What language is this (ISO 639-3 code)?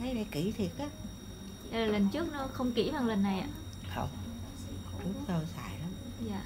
vie